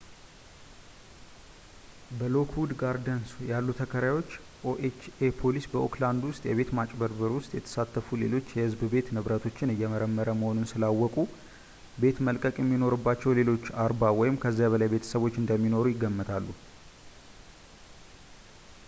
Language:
Amharic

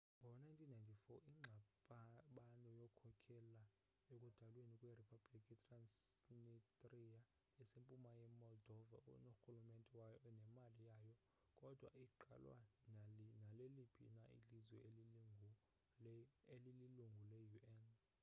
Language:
Xhosa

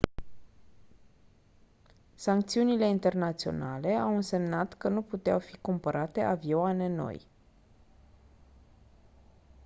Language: Romanian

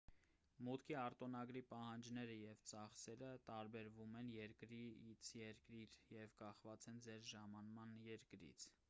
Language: Armenian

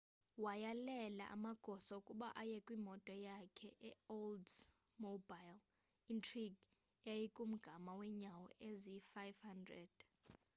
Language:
Xhosa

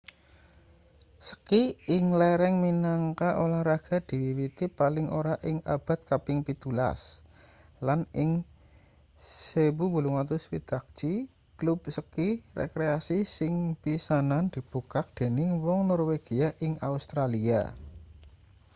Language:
Javanese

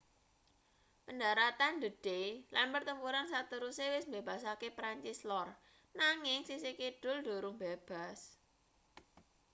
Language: Javanese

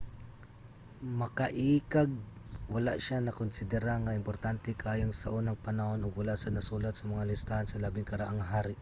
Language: Cebuano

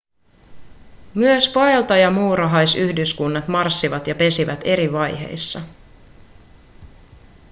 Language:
Finnish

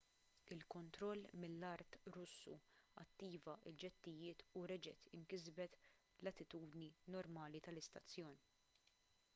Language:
Maltese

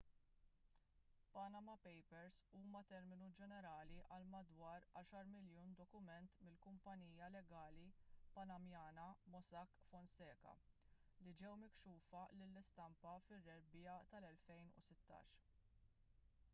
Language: Maltese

